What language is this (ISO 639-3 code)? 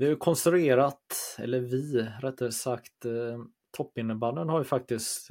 swe